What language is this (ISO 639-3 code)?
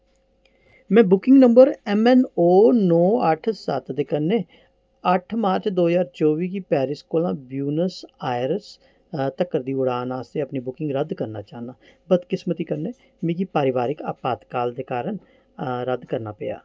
doi